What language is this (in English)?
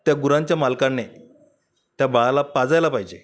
Marathi